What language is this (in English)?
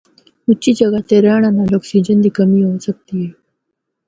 Northern Hindko